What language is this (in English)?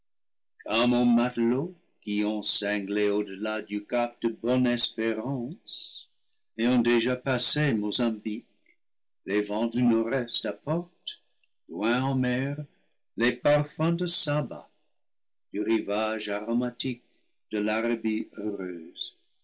French